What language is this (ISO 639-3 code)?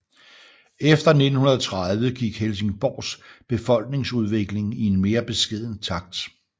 dan